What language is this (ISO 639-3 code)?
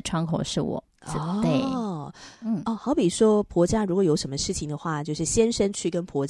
zho